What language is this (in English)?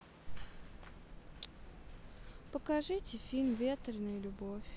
Russian